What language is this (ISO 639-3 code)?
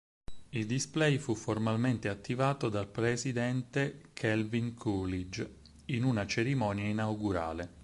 ita